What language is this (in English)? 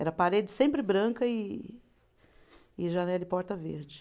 Portuguese